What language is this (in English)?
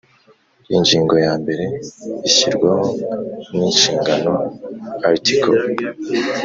Kinyarwanda